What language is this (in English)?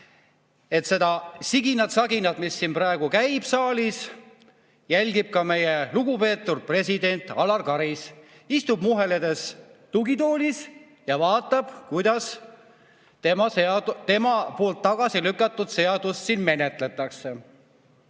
Estonian